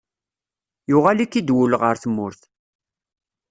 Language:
Kabyle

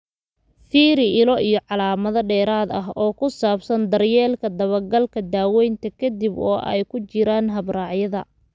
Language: Somali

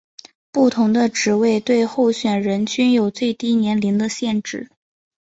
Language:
Chinese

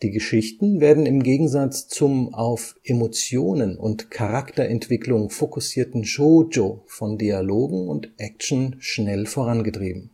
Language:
German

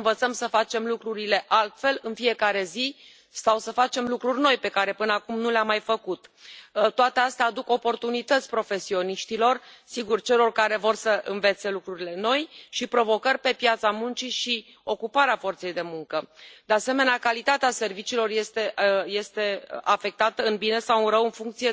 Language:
Romanian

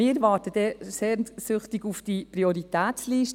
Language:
Swiss German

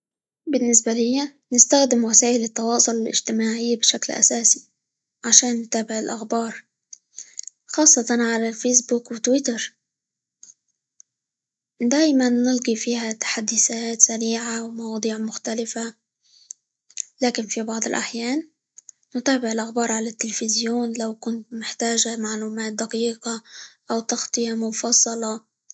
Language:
Libyan Arabic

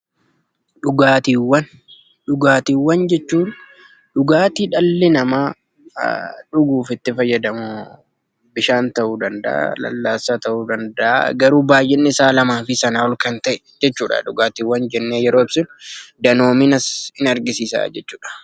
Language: Oromo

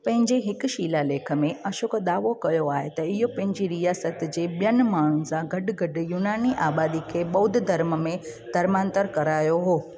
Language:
Sindhi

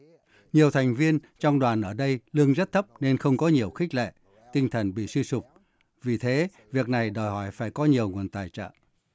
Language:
Vietnamese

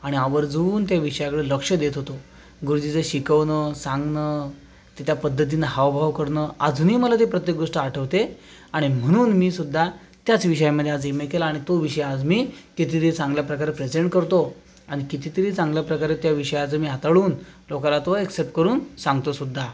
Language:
Marathi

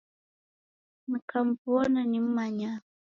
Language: Taita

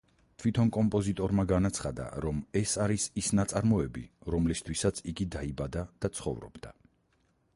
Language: Georgian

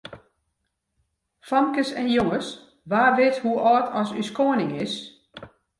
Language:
Western Frisian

